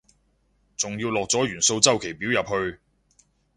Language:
Cantonese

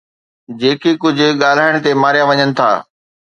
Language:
Sindhi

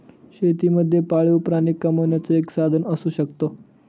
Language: Marathi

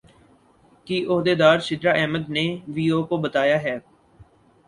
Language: Urdu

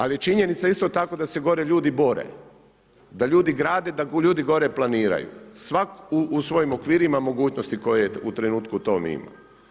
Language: Croatian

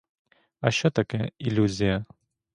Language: Ukrainian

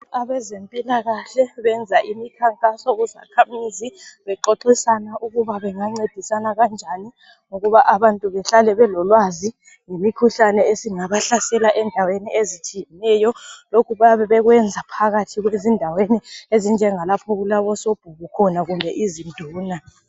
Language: North Ndebele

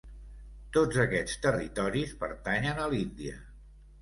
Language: Catalan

